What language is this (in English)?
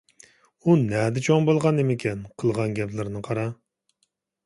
Uyghur